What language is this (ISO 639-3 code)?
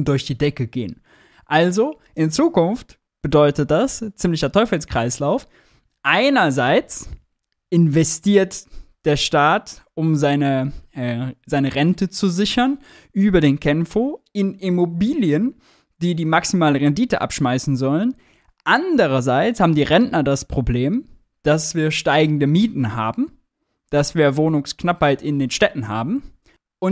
deu